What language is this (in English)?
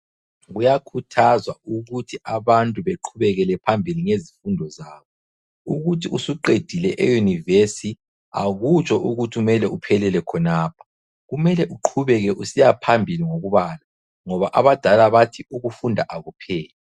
North Ndebele